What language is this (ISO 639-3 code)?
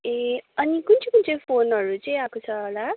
nep